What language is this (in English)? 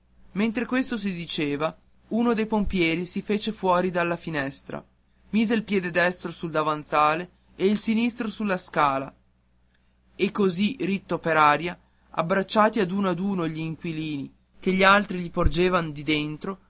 Italian